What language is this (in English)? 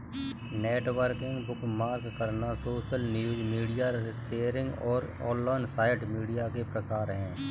Hindi